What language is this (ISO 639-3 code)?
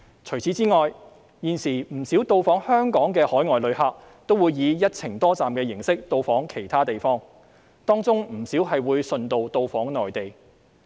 yue